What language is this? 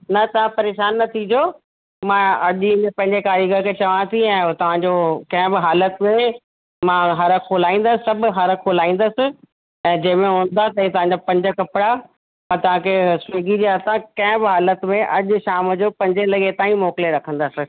Sindhi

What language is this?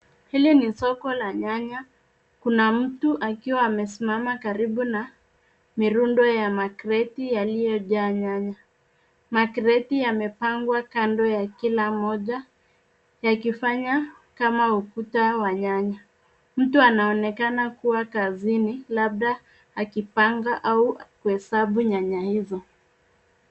Swahili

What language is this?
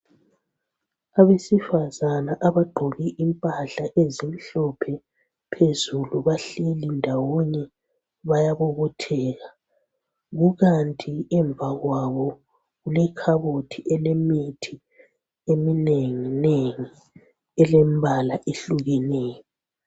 North Ndebele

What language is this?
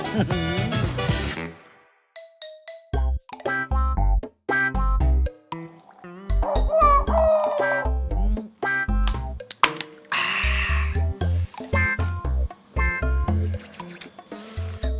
Thai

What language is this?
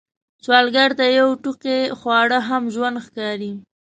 Pashto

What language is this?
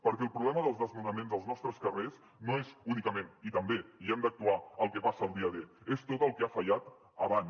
Catalan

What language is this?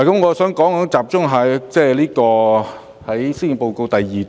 Cantonese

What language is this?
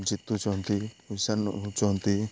Odia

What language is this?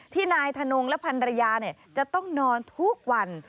Thai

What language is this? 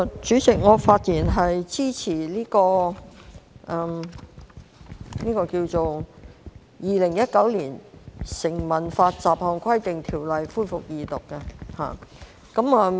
Cantonese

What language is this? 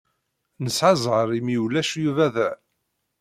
Kabyle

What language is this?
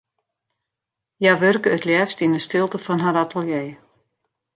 Western Frisian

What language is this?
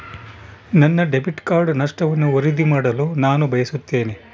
Kannada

